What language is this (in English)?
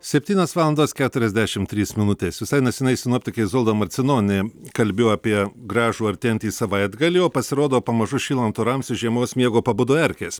Lithuanian